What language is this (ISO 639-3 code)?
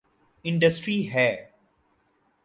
urd